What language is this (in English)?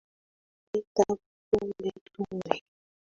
Swahili